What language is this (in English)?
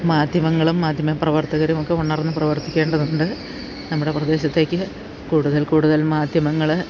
Malayalam